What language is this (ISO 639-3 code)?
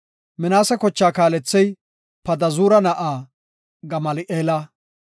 gof